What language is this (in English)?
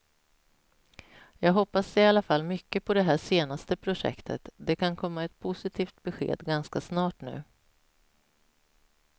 Swedish